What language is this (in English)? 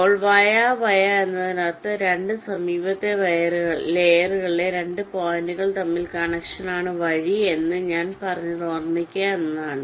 Malayalam